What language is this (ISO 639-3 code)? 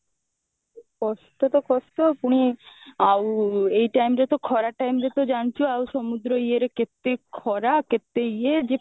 ori